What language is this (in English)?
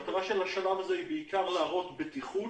Hebrew